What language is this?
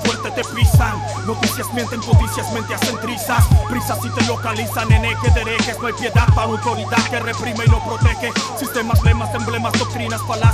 Spanish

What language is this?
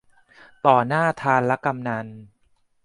Thai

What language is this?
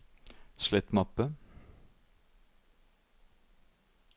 Norwegian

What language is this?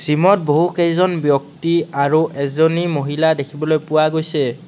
Assamese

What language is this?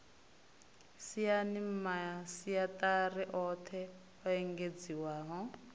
Venda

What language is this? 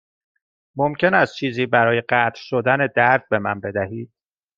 Persian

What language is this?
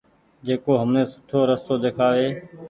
Goaria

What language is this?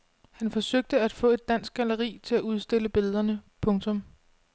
Danish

